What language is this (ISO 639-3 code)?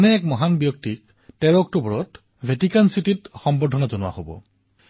asm